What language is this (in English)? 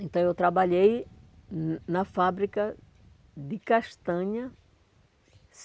Portuguese